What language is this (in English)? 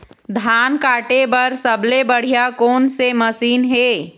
Chhattisgarhi